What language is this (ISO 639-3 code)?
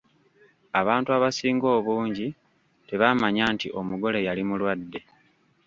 lug